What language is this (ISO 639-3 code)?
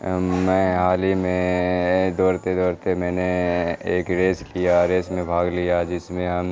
urd